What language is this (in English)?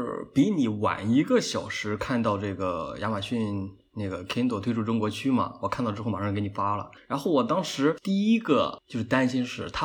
Chinese